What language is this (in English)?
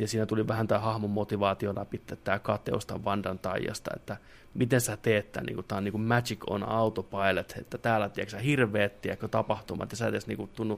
Finnish